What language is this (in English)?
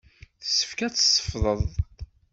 Kabyle